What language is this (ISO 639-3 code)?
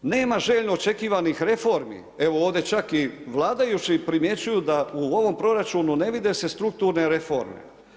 hrv